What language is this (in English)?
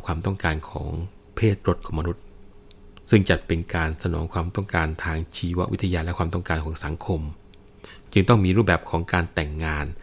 Thai